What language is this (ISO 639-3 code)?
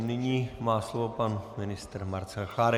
ces